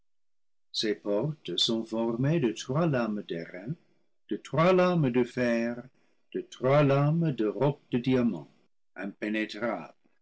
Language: French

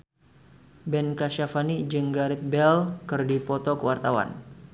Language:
Sundanese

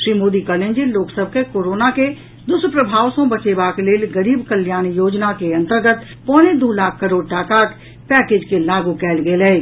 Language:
Maithili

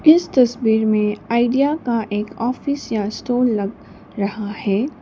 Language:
Hindi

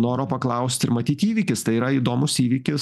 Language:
Lithuanian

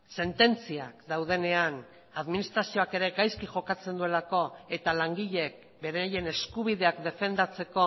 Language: Basque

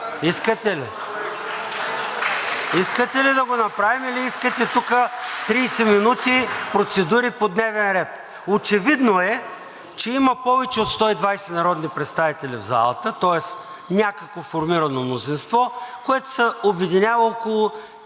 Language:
Bulgarian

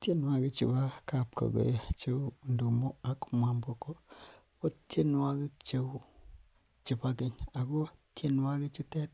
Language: Kalenjin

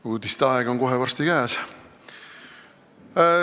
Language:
Estonian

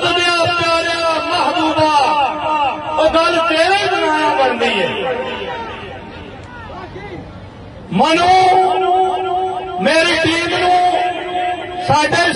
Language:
Arabic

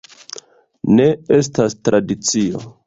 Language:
Esperanto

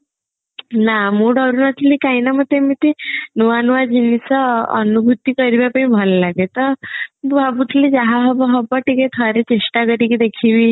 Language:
Odia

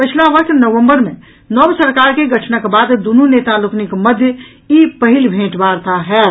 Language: Maithili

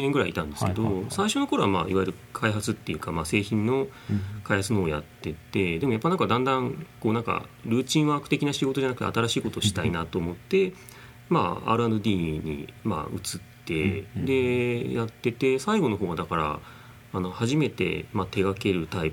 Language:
Japanese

